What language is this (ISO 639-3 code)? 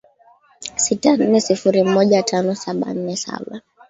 swa